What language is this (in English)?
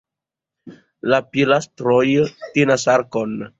Esperanto